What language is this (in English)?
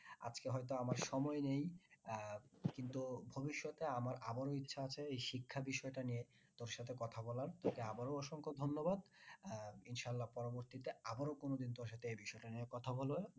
Bangla